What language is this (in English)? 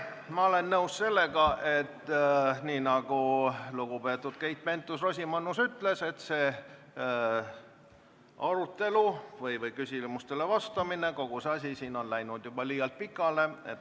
Estonian